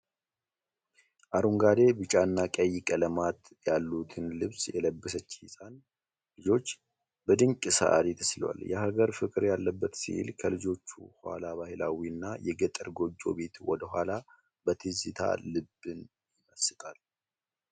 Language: Amharic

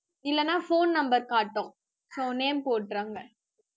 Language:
Tamil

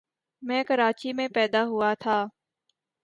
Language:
Urdu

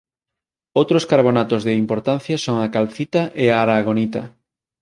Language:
Galician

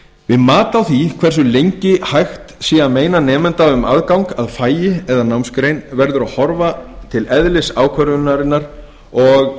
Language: Icelandic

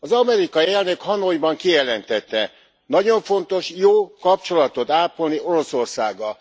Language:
Hungarian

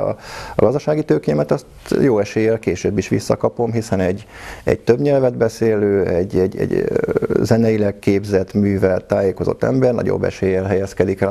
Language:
Hungarian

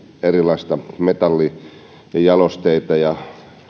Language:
Finnish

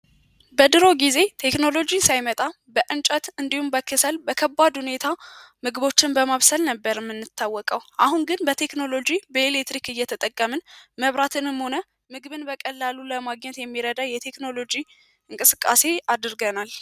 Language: Amharic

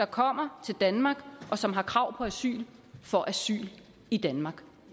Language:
Danish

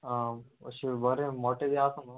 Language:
Konkani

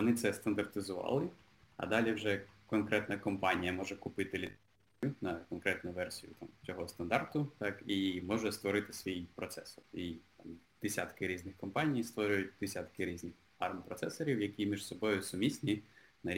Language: Ukrainian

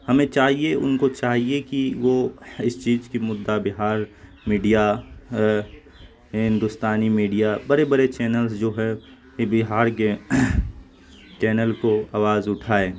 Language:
Urdu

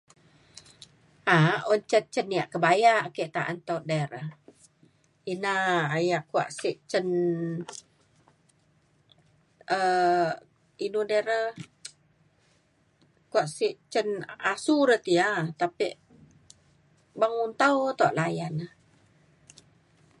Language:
Mainstream Kenyah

